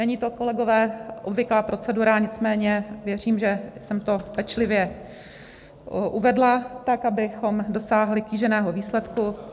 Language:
Czech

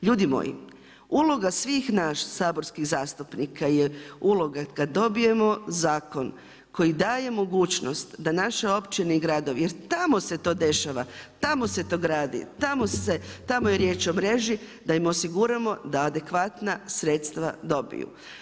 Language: Croatian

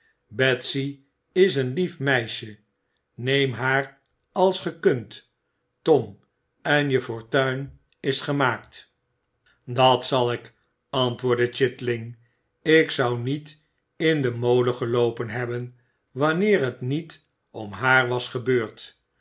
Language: Dutch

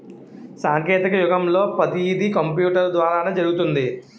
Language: Telugu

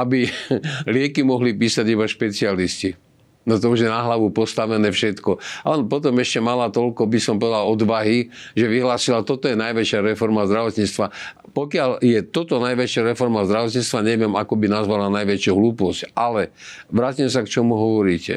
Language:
Slovak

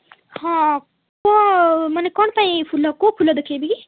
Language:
Odia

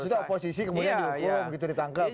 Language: Indonesian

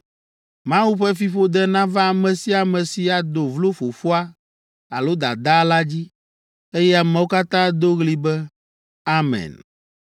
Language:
Ewe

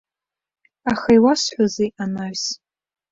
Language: Abkhazian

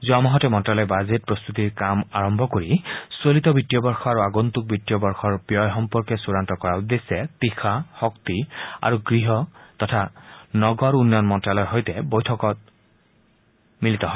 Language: Assamese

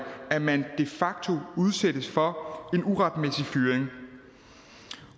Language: Danish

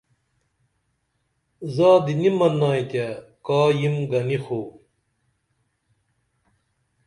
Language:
Dameli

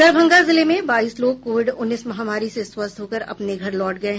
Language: Hindi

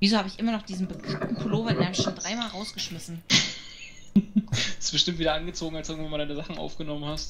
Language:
German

